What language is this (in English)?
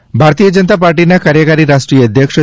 Gujarati